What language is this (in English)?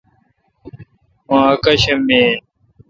Kalkoti